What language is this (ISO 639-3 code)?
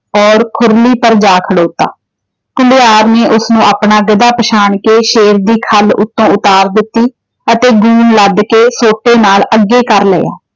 pan